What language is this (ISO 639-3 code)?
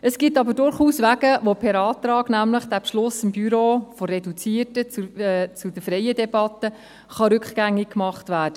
gsw